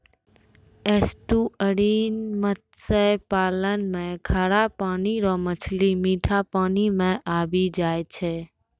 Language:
Maithili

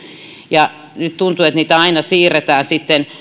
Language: Finnish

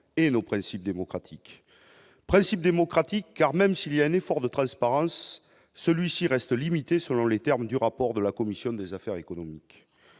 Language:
French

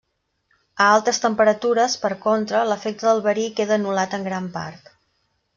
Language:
Catalan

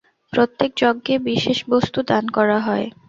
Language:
Bangla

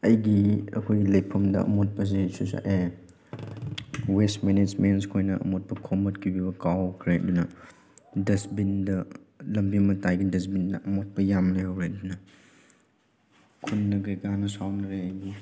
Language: Manipuri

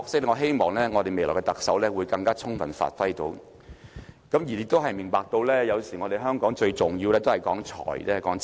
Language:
Cantonese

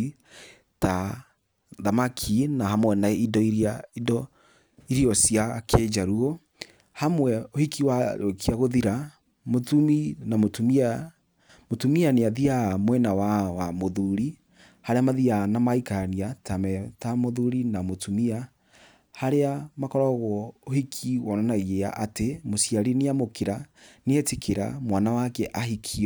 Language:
Kikuyu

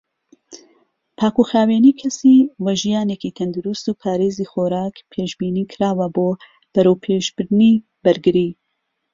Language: Central Kurdish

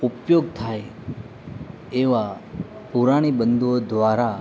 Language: Gujarati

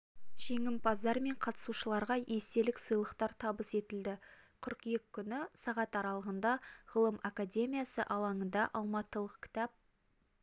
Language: Kazakh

